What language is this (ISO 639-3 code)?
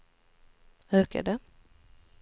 swe